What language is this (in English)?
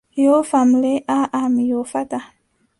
Adamawa Fulfulde